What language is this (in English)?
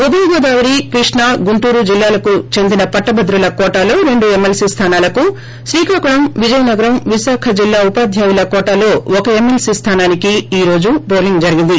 Telugu